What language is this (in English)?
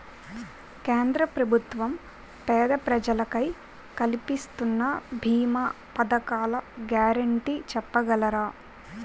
Telugu